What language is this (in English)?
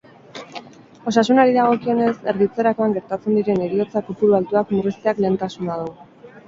Basque